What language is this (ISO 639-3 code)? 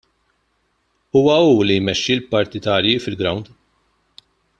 mlt